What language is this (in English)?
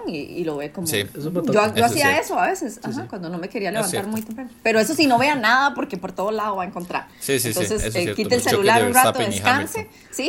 Spanish